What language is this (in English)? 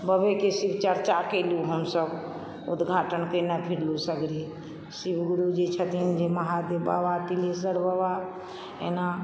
Maithili